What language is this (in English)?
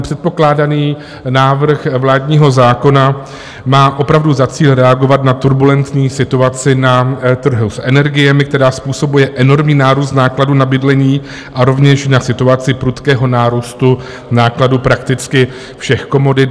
Czech